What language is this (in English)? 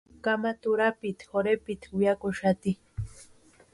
Western Highland Purepecha